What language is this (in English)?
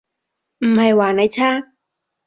Cantonese